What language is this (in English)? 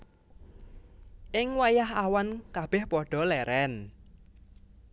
Javanese